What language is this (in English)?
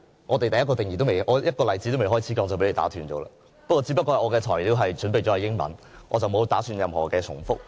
Cantonese